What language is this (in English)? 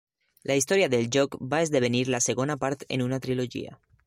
Catalan